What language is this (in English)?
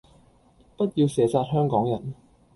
Cantonese